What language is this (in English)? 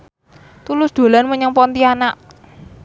Javanese